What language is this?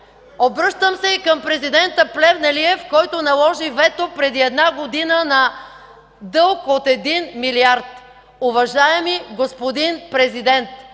Bulgarian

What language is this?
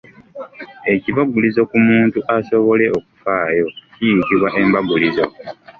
Ganda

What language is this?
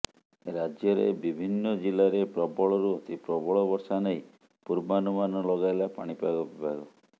Odia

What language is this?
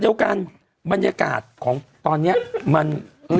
Thai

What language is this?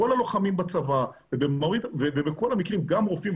Hebrew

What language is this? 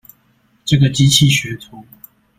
Chinese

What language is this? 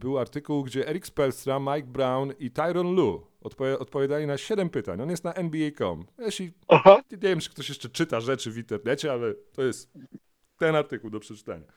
Polish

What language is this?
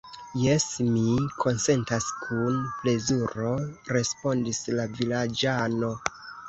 Esperanto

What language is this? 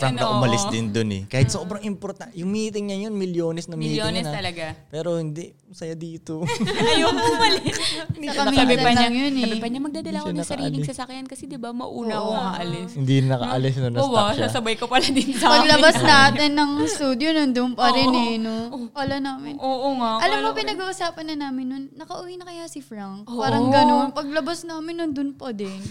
Filipino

